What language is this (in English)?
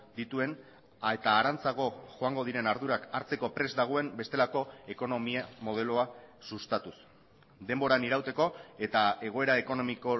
Basque